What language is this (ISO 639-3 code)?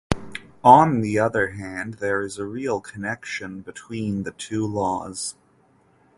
eng